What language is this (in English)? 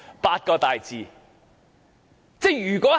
Cantonese